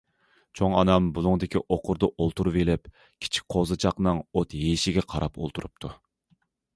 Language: Uyghur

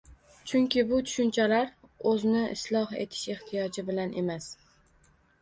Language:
Uzbek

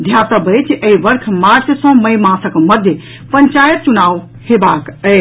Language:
Maithili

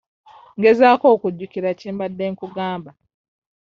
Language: Ganda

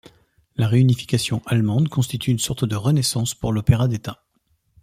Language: French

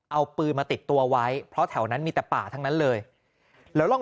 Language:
Thai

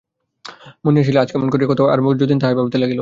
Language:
Bangla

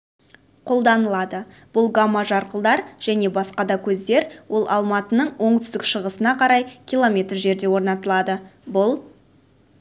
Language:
Kazakh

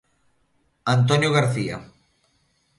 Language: Galician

